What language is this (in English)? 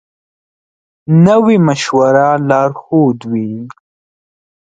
Pashto